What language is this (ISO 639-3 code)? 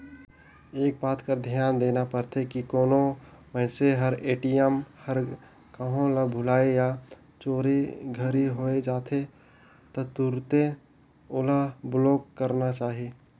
hne